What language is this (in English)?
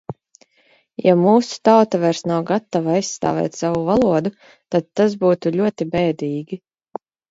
Latvian